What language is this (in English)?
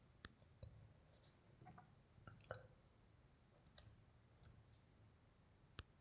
Kannada